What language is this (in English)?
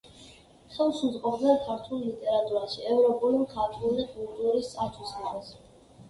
Georgian